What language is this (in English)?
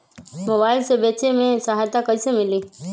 Magahi